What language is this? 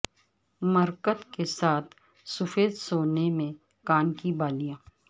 Urdu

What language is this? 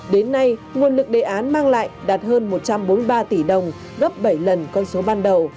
Vietnamese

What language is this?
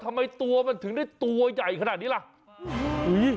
Thai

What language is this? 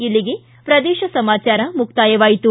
Kannada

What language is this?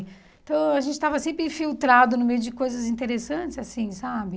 Portuguese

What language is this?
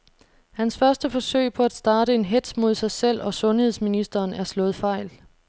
Danish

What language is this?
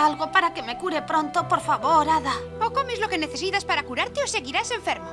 Spanish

